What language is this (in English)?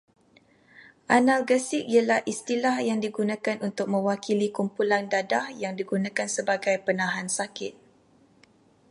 Malay